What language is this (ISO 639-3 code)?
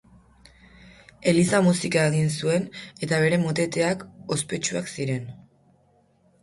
eus